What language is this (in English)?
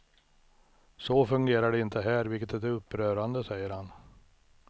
Swedish